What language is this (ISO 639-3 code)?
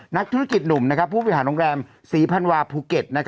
tha